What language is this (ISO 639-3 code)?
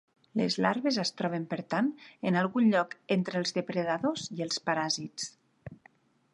cat